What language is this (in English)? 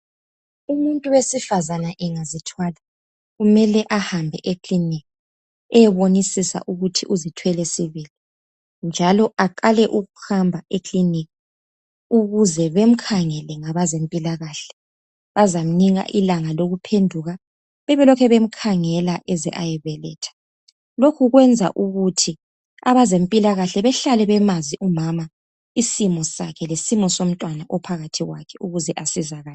North Ndebele